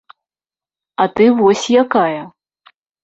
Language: Belarusian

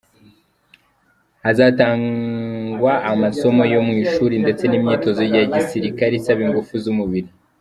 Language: Kinyarwanda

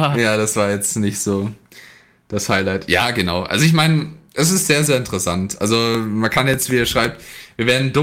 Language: German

